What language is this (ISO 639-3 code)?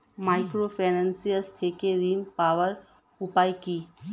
ben